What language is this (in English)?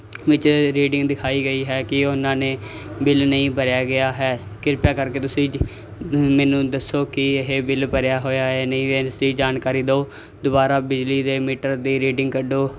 Punjabi